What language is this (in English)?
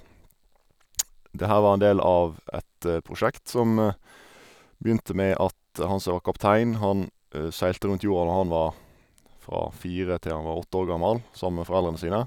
Norwegian